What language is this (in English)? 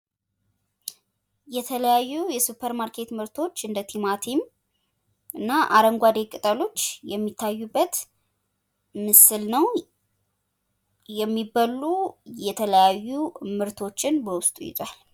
Amharic